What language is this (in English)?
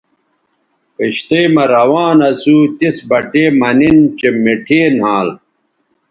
Bateri